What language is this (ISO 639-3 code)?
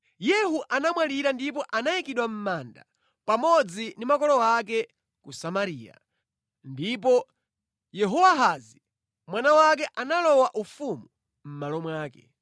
nya